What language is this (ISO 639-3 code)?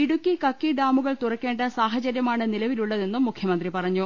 mal